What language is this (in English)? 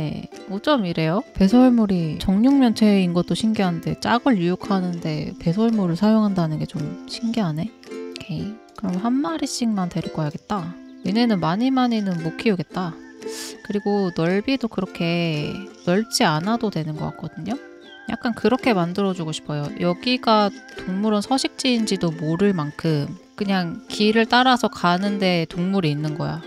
Korean